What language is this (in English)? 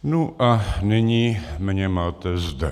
Czech